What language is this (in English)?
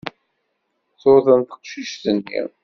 Kabyle